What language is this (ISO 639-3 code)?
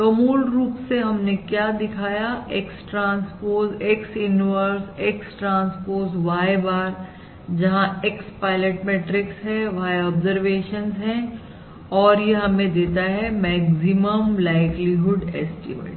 hin